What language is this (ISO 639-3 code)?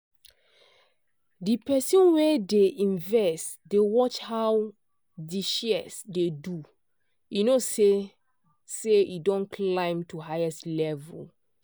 pcm